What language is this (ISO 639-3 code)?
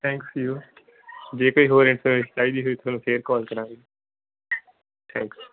pan